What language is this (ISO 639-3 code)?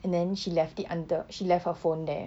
eng